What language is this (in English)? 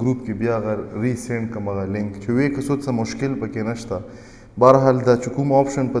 Romanian